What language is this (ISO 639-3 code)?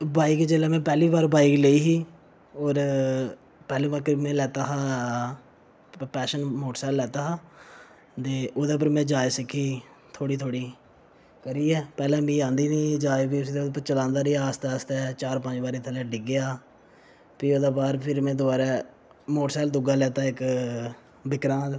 doi